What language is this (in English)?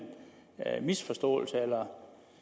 Danish